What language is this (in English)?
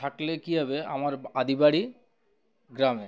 Bangla